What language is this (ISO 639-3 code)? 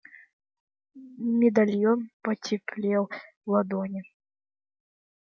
rus